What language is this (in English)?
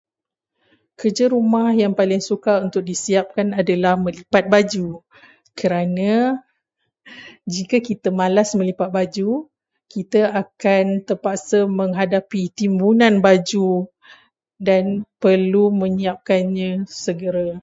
Malay